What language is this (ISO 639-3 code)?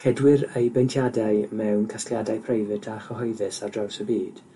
cym